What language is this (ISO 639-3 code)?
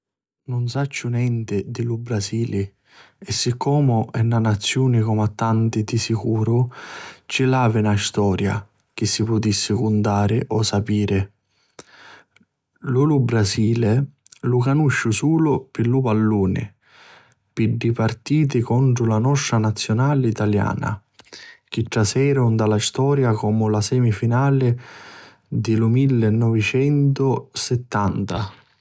scn